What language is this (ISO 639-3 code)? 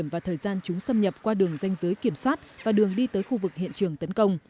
vie